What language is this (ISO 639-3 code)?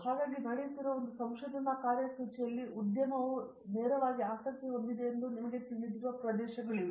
kan